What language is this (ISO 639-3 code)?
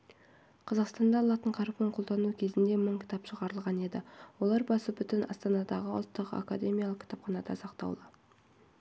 kaz